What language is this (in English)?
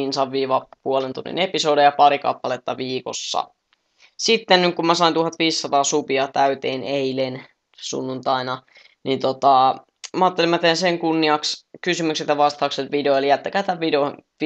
Finnish